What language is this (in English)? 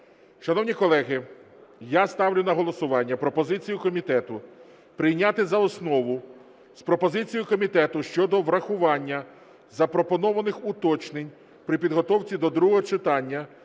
Ukrainian